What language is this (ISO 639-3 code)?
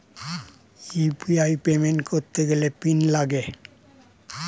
ben